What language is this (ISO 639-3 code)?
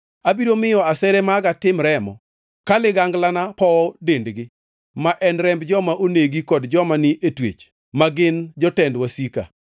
luo